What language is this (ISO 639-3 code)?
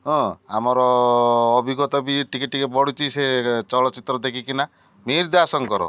ori